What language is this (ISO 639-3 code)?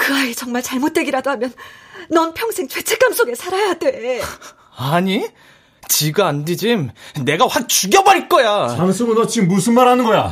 kor